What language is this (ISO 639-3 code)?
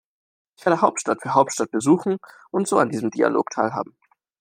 deu